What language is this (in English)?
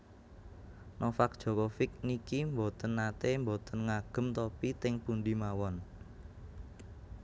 Javanese